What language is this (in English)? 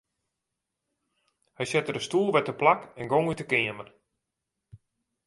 Western Frisian